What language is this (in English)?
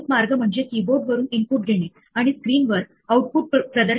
Marathi